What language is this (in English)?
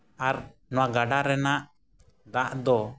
Santali